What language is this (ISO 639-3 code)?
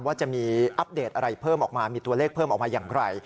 tha